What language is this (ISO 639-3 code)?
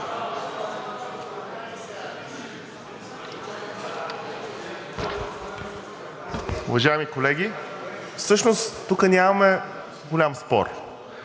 bul